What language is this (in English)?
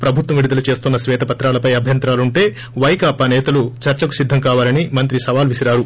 Telugu